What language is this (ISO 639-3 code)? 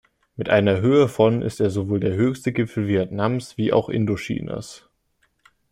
deu